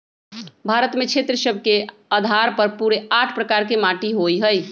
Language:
Magahi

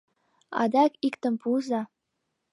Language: Mari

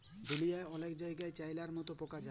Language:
Bangla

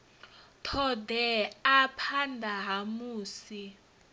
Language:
Venda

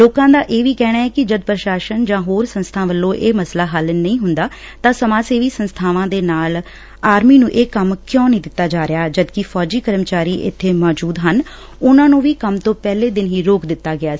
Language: Punjabi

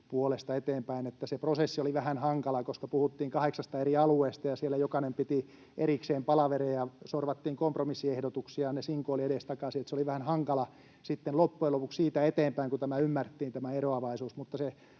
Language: Finnish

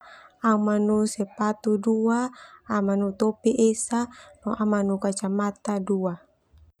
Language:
Termanu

